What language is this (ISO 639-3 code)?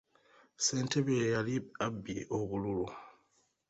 lug